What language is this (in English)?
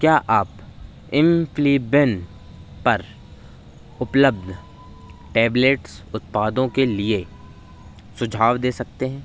Hindi